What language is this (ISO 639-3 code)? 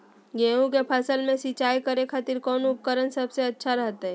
mag